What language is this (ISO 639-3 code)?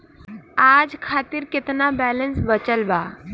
bho